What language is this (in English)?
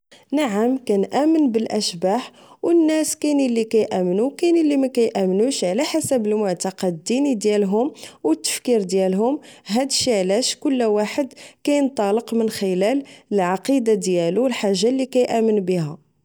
Moroccan Arabic